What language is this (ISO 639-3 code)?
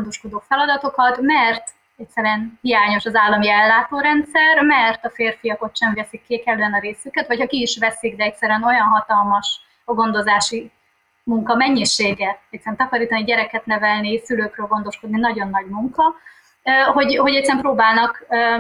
hun